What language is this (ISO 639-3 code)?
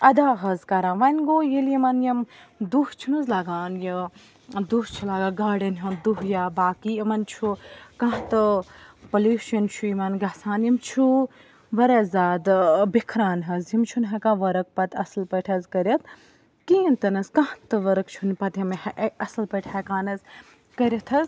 kas